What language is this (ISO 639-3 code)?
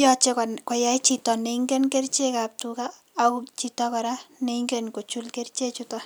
kln